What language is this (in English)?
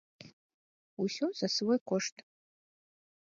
Belarusian